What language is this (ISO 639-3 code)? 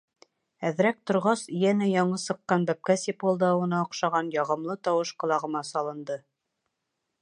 bak